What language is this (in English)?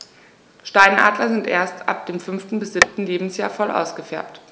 German